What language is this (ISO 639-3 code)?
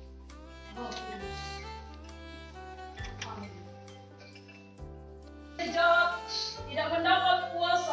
ind